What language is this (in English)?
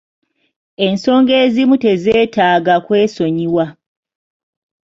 Ganda